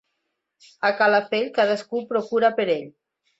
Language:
Catalan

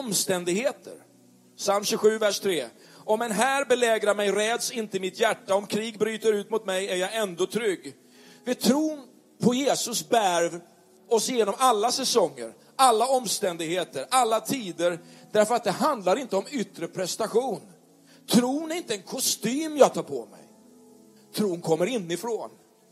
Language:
Swedish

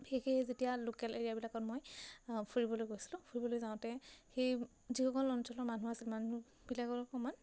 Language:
Assamese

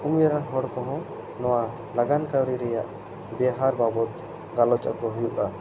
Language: Santali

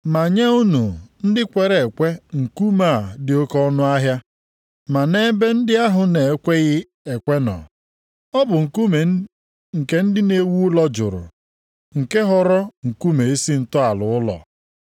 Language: Igbo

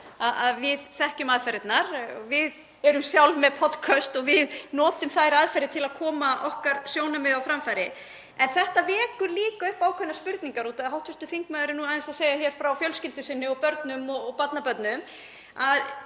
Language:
Icelandic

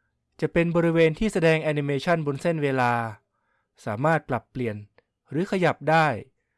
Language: Thai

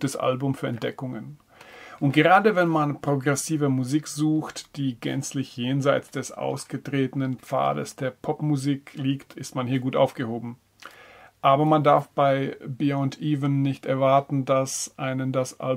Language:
German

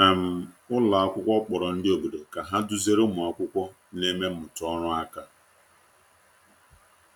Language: Igbo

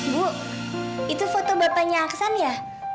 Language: Indonesian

